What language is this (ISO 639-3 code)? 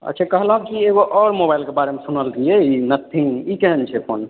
mai